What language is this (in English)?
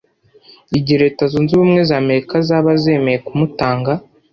Kinyarwanda